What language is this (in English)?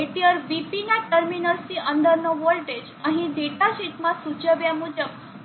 Gujarati